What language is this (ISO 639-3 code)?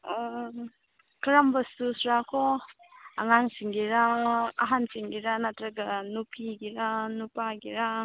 mni